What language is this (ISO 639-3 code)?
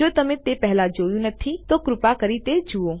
guj